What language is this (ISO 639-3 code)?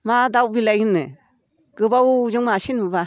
brx